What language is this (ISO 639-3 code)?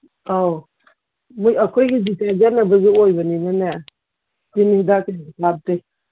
mni